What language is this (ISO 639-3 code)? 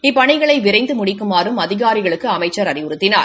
tam